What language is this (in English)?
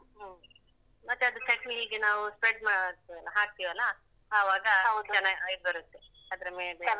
Kannada